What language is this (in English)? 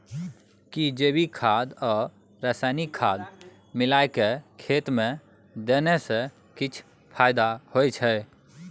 Maithili